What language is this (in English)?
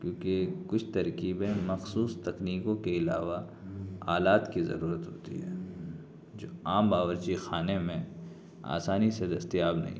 Urdu